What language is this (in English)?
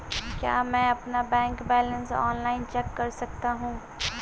Hindi